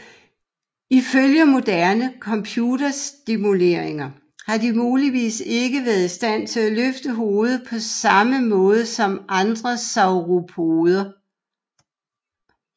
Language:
Danish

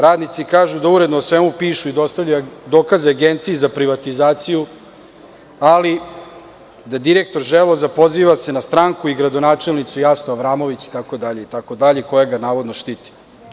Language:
Serbian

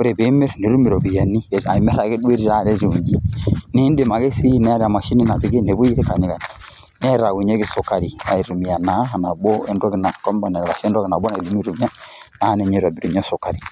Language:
Masai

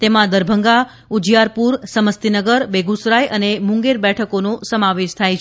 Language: Gujarati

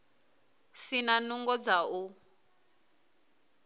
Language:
Venda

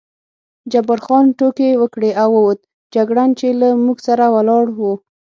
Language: Pashto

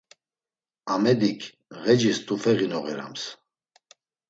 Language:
Laz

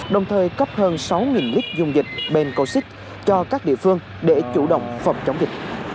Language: Vietnamese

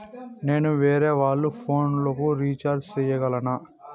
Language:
Telugu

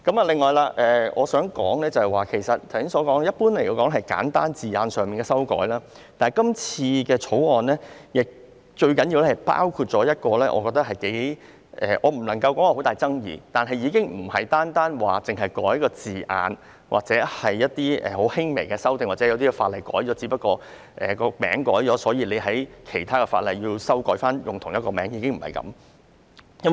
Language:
Cantonese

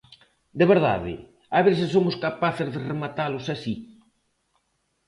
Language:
Galician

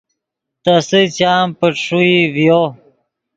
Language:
Yidgha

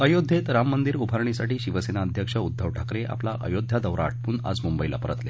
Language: Marathi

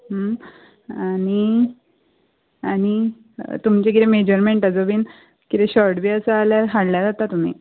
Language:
Konkani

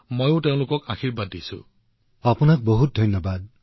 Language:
Assamese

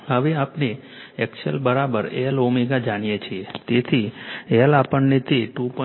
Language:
Gujarati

